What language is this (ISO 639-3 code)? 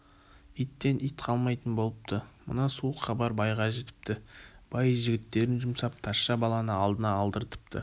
kaz